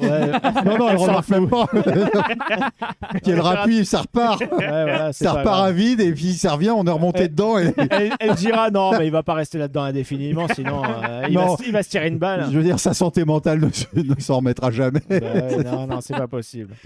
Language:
French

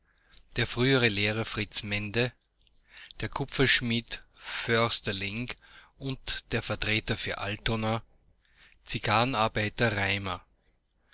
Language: German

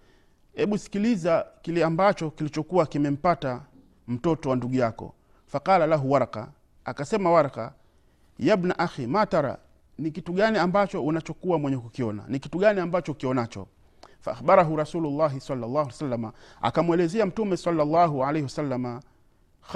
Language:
Swahili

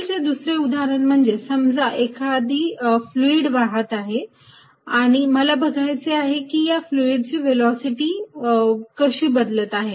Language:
Marathi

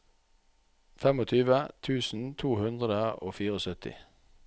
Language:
Norwegian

